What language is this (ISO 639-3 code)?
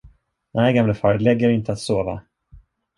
swe